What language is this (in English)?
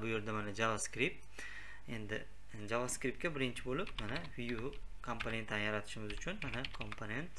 Turkish